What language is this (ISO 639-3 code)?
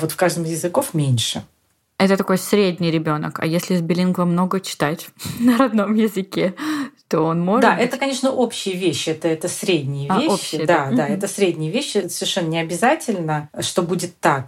rus